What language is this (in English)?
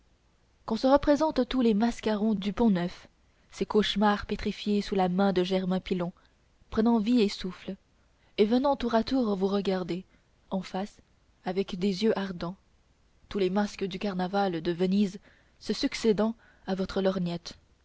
French